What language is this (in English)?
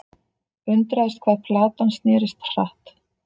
Icelandic